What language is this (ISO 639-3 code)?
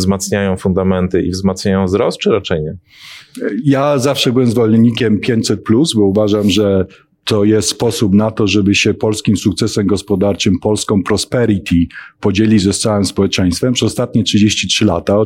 pol